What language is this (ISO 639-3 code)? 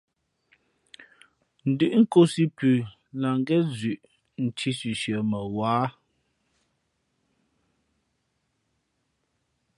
fmp